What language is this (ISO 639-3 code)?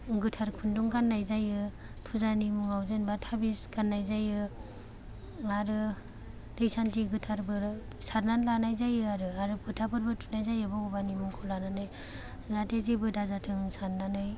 brx